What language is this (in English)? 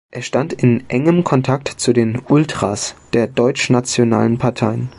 German